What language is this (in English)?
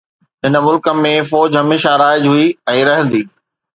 Sindhi